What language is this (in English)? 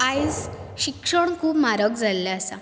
Konkani